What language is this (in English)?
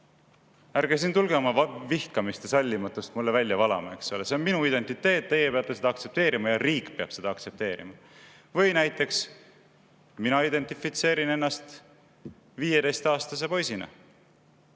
Estonian